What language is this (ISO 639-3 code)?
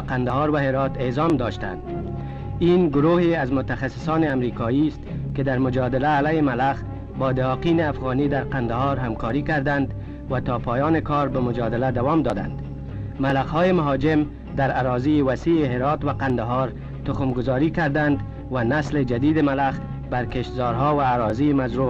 fas